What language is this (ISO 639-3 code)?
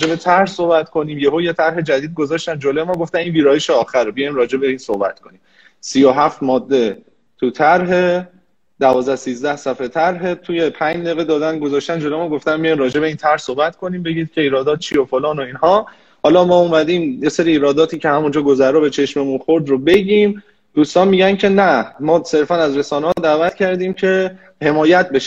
fas